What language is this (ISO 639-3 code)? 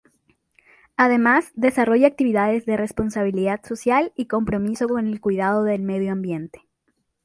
spa